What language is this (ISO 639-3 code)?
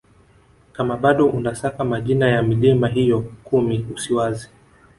swa